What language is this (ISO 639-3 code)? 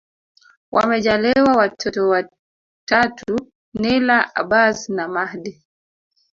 swa